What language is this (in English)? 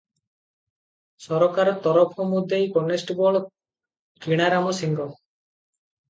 Odia